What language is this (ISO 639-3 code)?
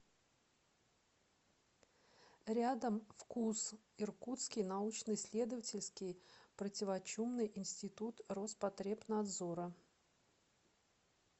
rus